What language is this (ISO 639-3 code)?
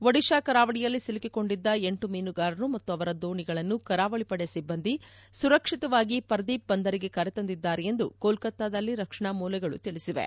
kan